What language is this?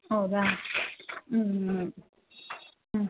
Kannada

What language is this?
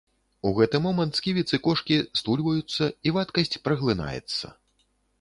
Belarusian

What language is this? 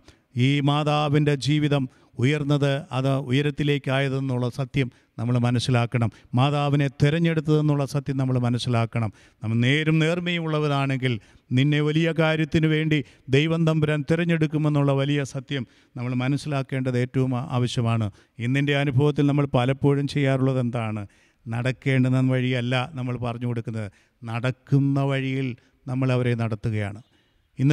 Malayalam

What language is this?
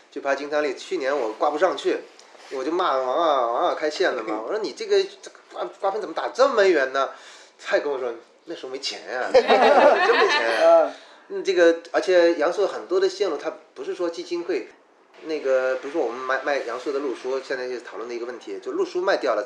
Chinese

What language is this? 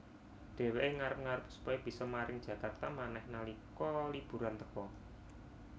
Javanese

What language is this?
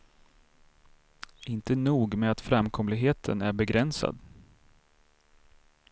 Swedish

